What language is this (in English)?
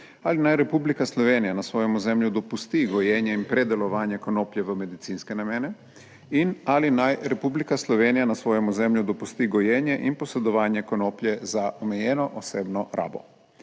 Slovenian